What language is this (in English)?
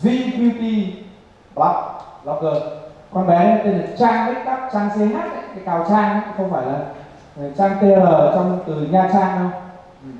Vietnamese